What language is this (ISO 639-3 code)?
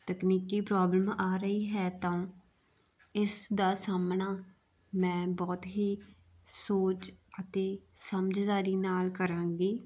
pan